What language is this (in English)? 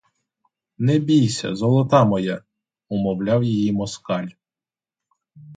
Ukrainian